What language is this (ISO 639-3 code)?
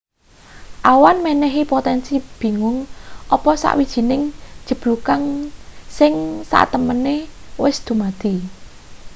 jav